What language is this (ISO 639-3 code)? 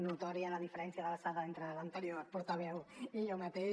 cat